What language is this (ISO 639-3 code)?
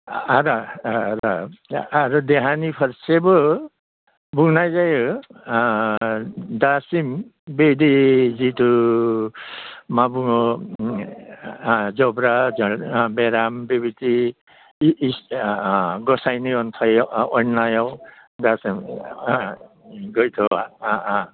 brx